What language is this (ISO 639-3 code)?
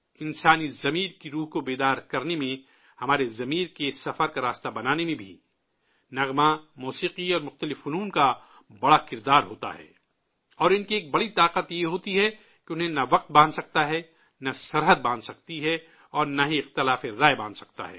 urd